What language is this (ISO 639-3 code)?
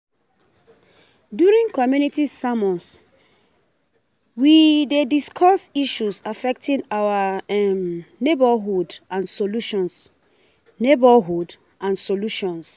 pcm